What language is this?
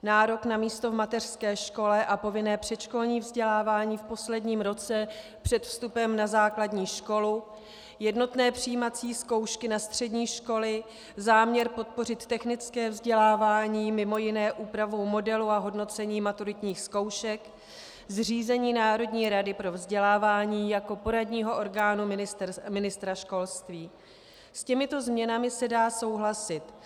Czech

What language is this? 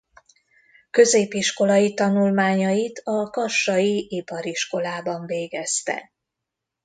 Hungarian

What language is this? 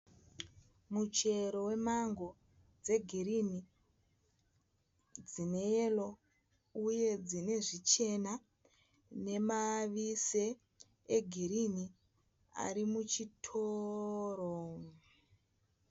Shona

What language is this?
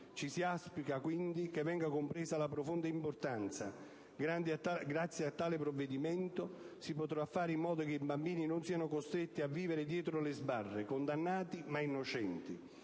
Italian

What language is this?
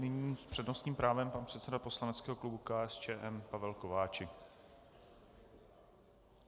Czech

